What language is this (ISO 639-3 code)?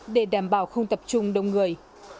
vie